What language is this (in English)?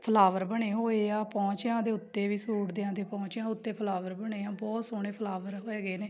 Punjabi